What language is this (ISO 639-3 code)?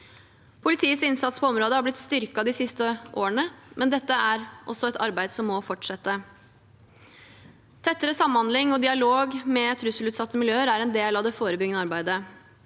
nor